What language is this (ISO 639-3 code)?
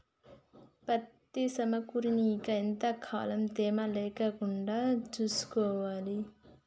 tel